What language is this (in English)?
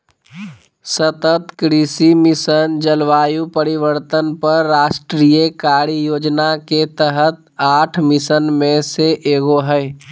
Magahi